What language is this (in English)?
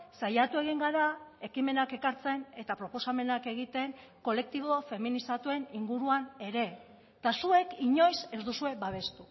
Basque